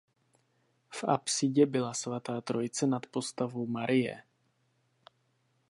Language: Czech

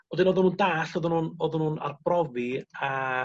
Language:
Welsh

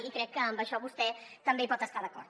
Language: Catalan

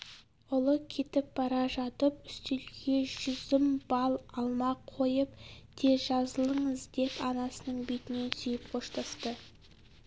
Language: Kazakh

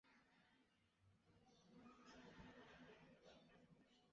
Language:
Chinese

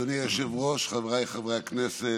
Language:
Hebrew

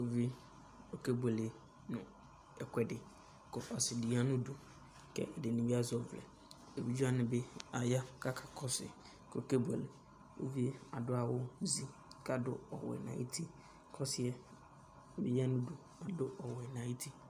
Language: Ikposo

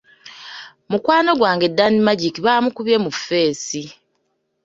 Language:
Ganda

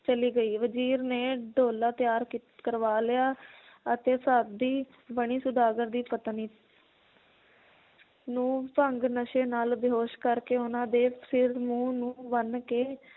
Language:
Punjabi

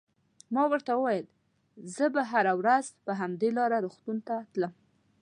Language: Pashto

